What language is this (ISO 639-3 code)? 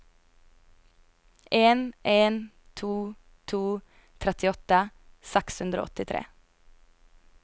nor